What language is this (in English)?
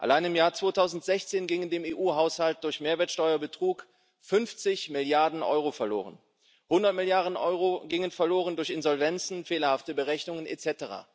German